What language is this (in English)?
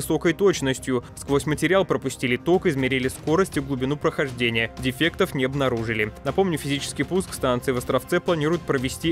Russian